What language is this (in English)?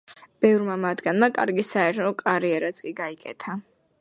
Georgian